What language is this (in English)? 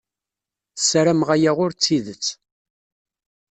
Kabyle